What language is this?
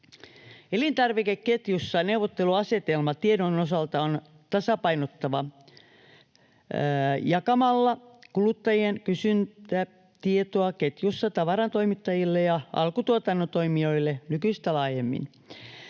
Finnish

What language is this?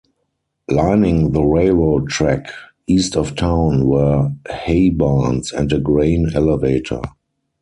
English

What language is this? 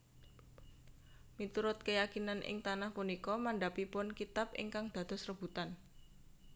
Javanese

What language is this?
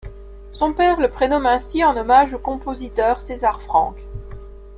French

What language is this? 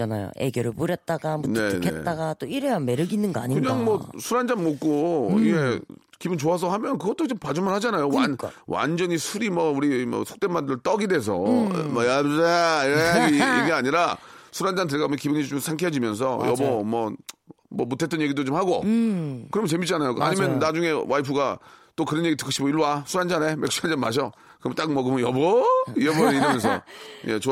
Korean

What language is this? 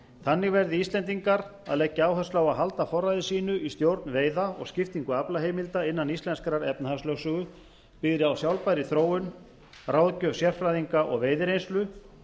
Icelandic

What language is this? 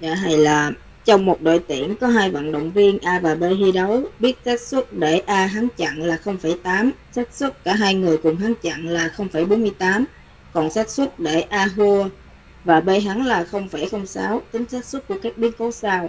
Vietnamese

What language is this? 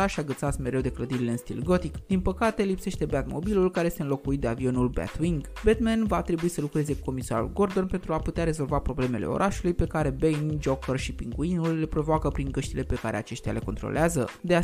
Romanian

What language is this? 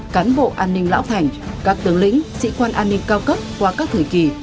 Vietnamese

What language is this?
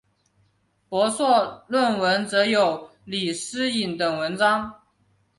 Chinese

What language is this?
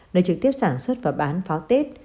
Vietnamese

